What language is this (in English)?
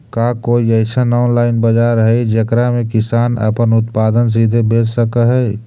Magahi